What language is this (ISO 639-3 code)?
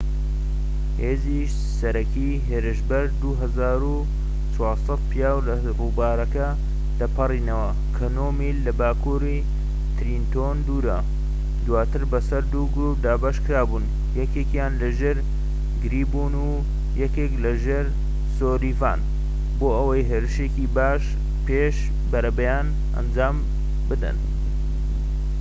ckb